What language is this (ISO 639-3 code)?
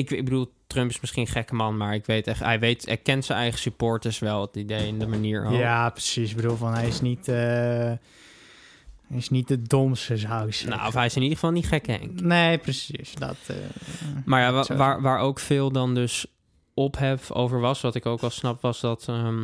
nld